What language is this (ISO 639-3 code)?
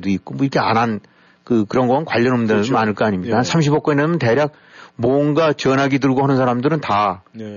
kor